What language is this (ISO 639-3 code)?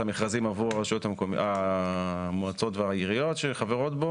heb